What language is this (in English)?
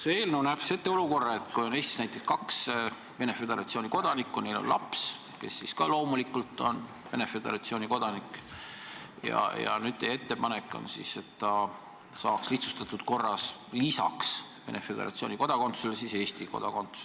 Estonian